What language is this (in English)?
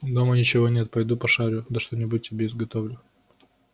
Russian